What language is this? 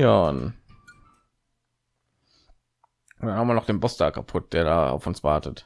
German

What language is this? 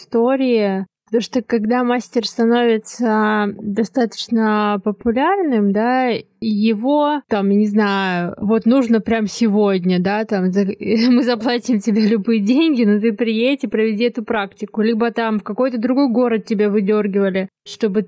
Russian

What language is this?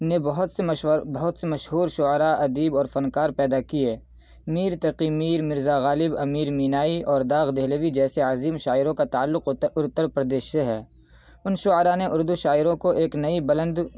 Urdu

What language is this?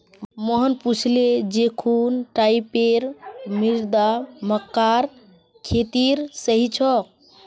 Magahi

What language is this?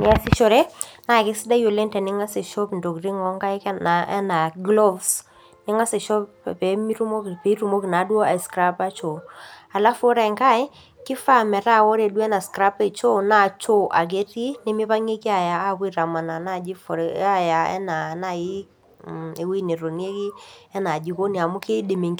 Masai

